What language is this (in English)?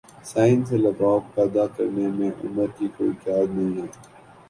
Urdu